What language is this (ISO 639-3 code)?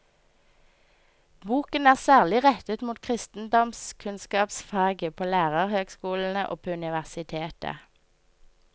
nor